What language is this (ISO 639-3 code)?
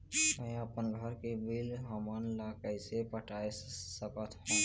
hne